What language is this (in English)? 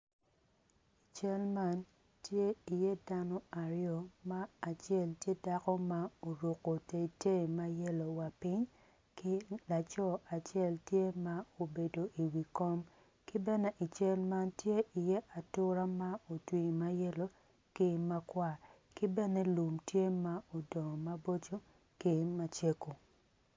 Acoli